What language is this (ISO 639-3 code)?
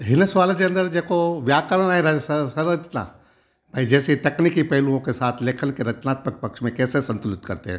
snd